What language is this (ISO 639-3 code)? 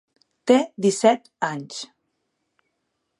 cat